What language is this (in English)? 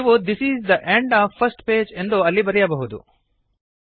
Kannada